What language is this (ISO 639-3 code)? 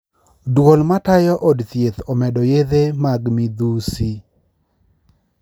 luo